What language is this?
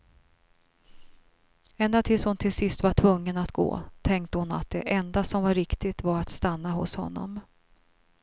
Swedish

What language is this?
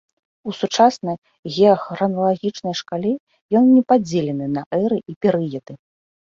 Belarusian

